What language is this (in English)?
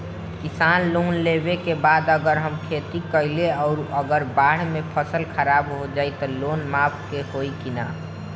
Bhojpuri